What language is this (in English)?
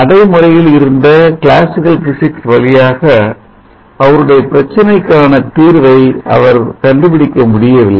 Tamil